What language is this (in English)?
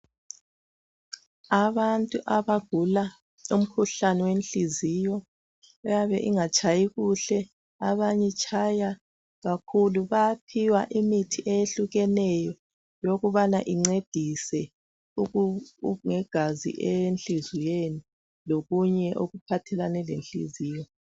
North Ndebele